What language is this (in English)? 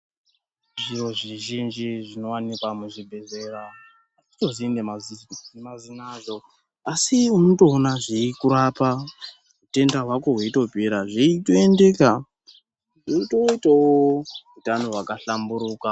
Ndau